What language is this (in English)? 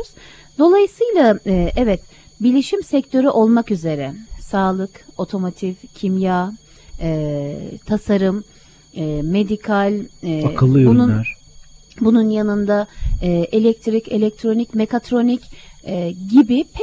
Turkish